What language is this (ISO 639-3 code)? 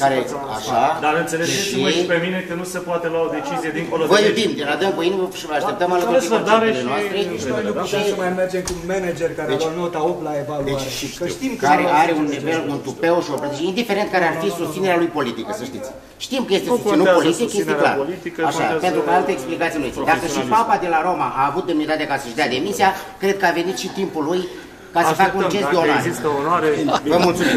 ron